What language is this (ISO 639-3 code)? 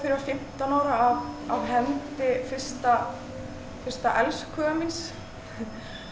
isl